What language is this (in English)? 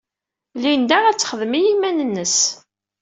Kabyle